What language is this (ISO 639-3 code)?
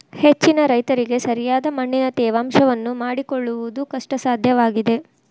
kan